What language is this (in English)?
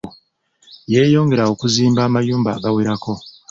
Ganda